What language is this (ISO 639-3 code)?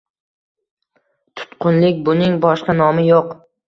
uzb